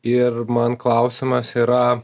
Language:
Lithuanian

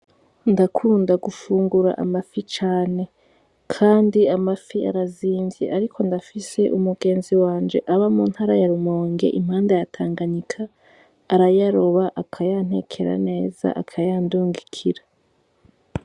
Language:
Rundi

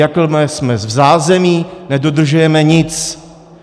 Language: Czech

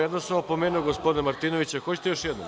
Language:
Serbian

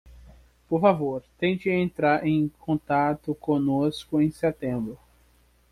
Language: Portuguese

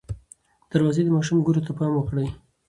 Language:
Pashto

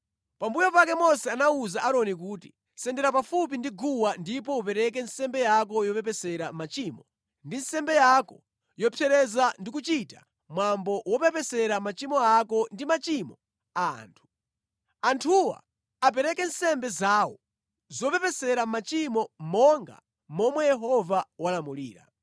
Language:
Nyanja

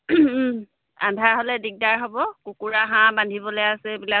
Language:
Assamese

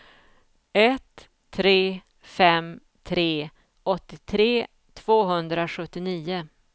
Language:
Swedish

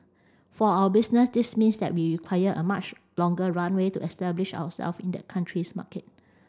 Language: English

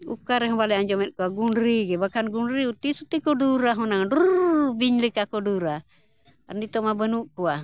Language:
Santali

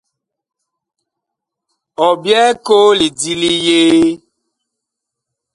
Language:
Bakoko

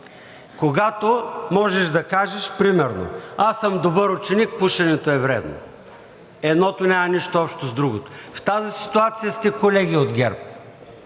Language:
Bulgarian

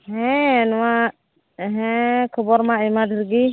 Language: Santali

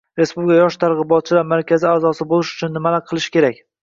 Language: Uzbek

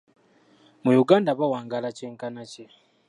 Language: Ganda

